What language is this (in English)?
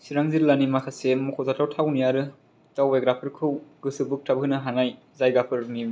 Bodo